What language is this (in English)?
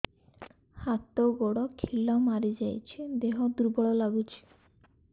Odia